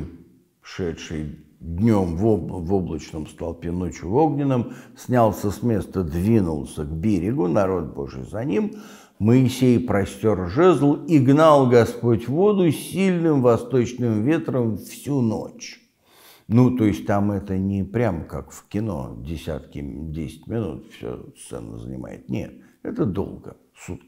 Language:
Russian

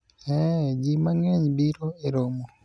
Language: Luo (Kenya and Tanzania)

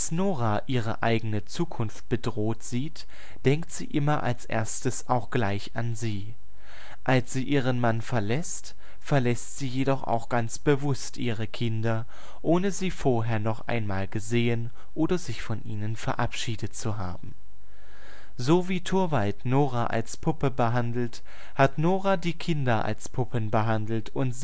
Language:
German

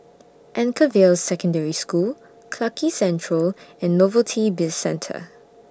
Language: English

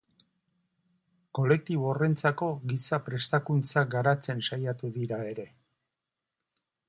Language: Basque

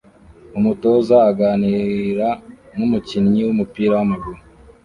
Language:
Kinyarwanda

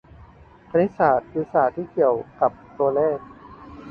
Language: Thai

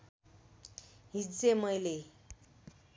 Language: Nepali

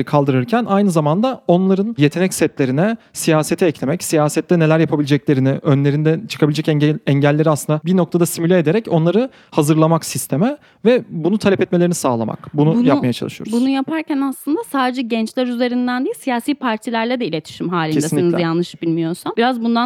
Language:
Turkish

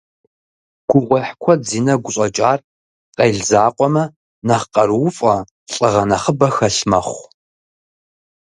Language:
Kabardian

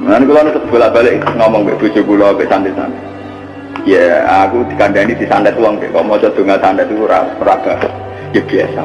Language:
Indonesian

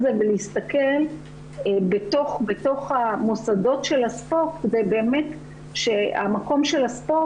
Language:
Hebrew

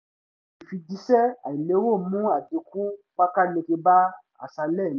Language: Yoruba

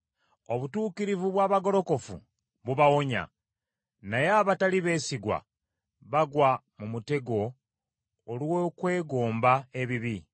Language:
Ganda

